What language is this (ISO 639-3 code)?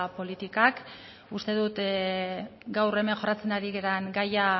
eus